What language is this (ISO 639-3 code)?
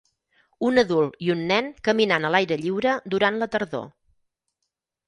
cat